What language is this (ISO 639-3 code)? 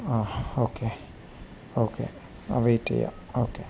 mal